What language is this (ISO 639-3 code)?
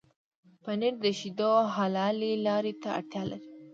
pus